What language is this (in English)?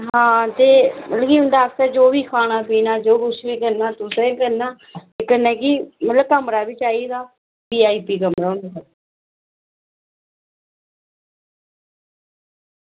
Dogri